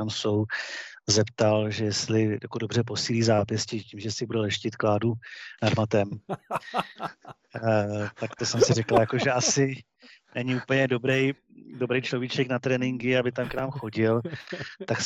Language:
Czech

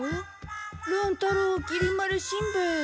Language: Japanese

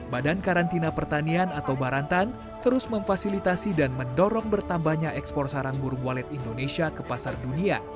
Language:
Indonesian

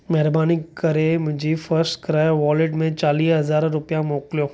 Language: Sindhi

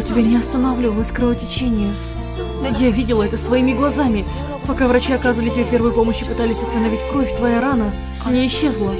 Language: Russian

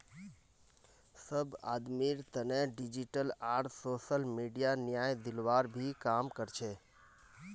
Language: Magahi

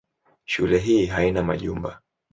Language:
Swahili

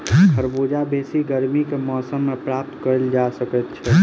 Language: Maithili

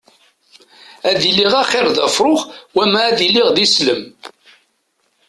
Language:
Kabyle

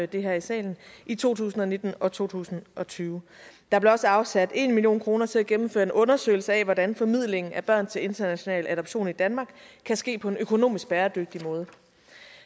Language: Danish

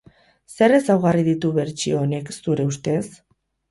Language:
Basque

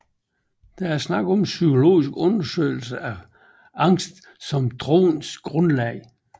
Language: Danish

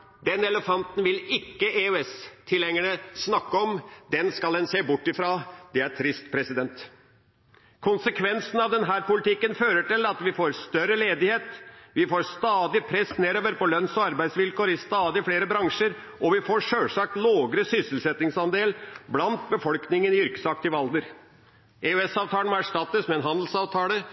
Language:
Norwegian Bokmål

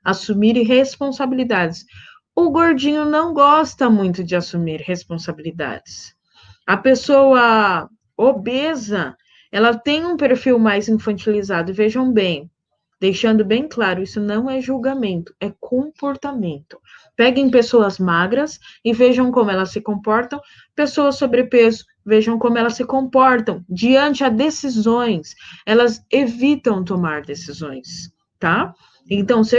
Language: Portuguese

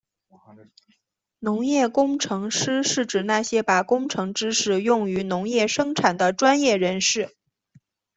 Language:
Chinese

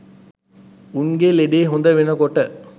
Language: Sinhala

